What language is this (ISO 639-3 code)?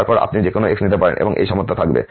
ben